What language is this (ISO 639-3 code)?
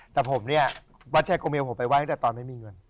tha